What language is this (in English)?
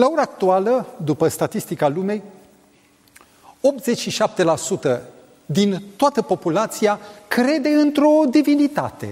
Romanian